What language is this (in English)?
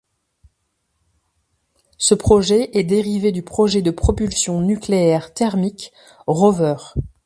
French